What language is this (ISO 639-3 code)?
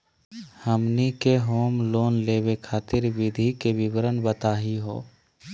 mag